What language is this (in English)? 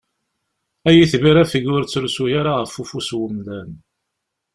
Kabyle